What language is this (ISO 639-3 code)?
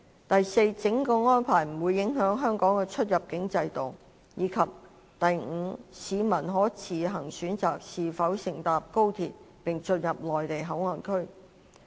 yue